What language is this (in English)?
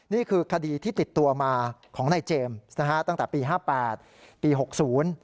Thai